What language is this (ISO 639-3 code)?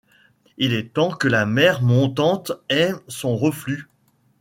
fra